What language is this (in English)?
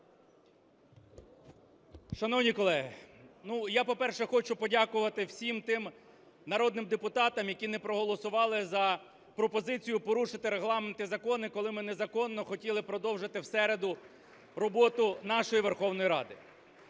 Ukrainian